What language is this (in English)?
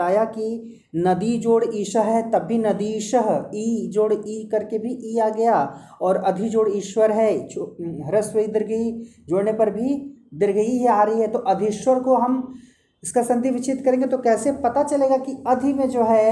Hindi